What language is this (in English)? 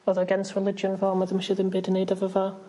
Welsh